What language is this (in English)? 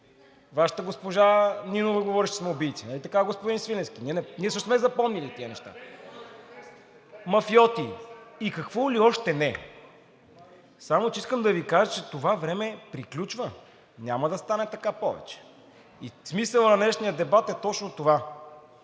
Bulgarian